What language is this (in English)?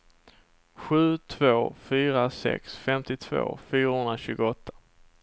Swedish